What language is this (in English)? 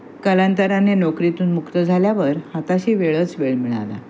Marathi